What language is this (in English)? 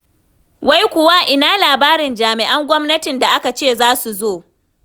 Hausa